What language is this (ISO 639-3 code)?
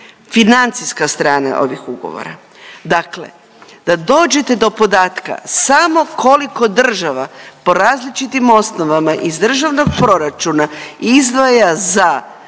hrv